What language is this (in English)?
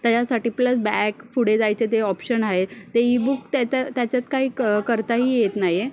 Marathi